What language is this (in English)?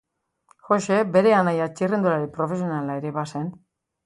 Basque